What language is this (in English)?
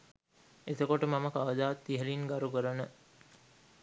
Sinhala